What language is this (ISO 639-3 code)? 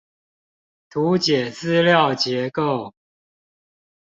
zho